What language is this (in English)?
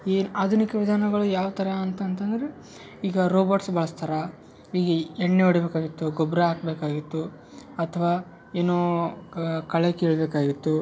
Kannada